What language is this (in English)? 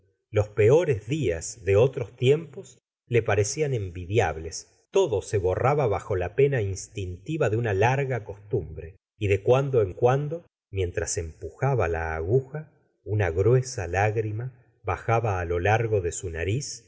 Spanish